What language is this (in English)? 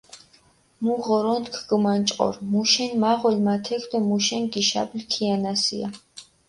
Mingrelian